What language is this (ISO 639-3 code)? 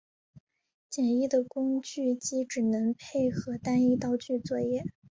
zho